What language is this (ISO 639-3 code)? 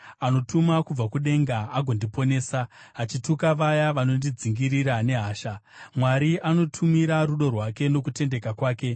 sna